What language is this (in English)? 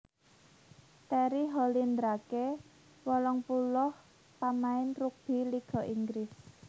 Javanese